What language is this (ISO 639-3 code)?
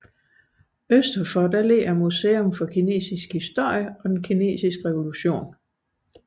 dan